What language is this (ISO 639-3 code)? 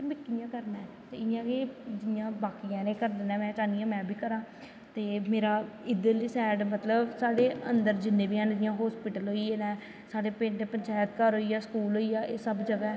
doi